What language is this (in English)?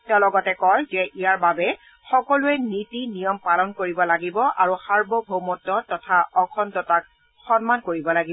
Assamese